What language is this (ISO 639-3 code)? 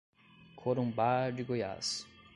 por